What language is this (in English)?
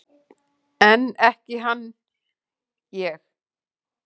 Icelandic